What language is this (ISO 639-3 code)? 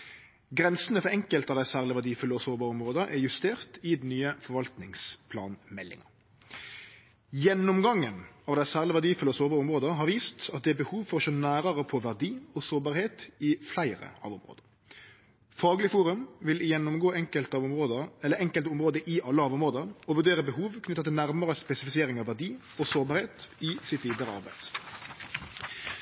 nno